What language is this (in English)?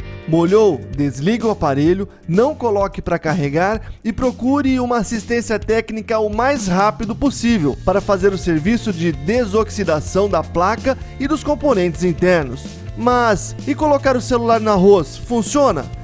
Portuguese